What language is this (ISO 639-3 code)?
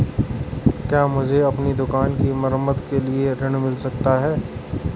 hin